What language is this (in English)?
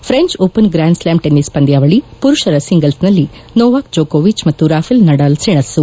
Kannada